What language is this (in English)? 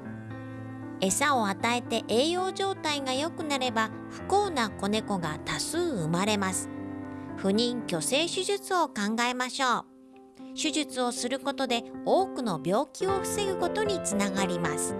Japanese